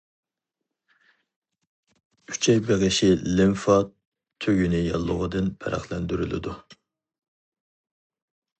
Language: Uyghur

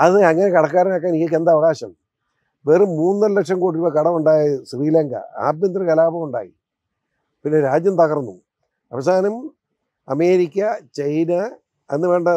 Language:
Malayalam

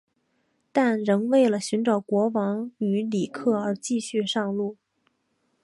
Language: Chinese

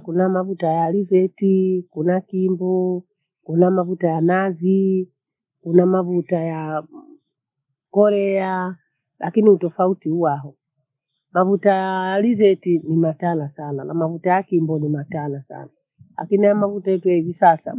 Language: Bondei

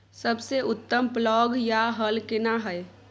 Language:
Maithili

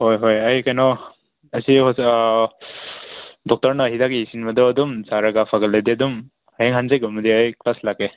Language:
Manipuri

